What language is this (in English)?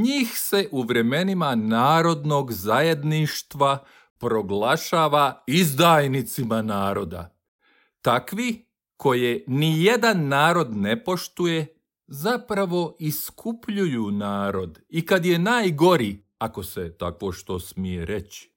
Croatian